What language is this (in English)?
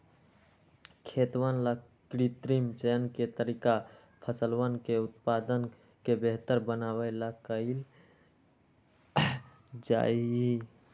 Magahi